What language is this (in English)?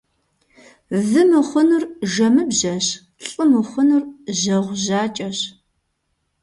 Kabardian